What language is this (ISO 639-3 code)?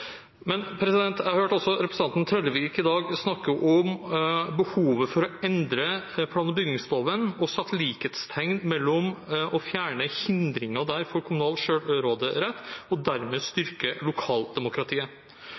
nob